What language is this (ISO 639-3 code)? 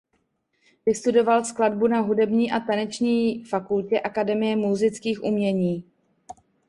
ces